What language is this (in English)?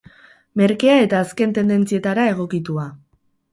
Basque